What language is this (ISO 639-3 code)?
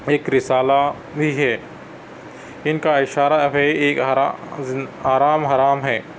urd